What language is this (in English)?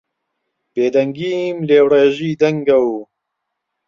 Central Kurdish